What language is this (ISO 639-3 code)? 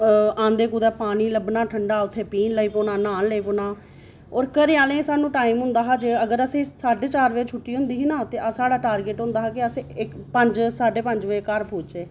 doi